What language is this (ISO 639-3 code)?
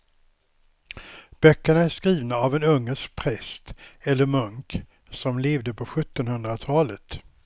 swe